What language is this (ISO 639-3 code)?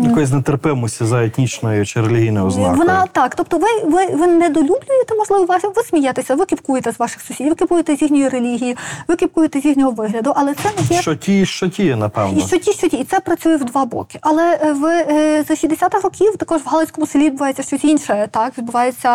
ukr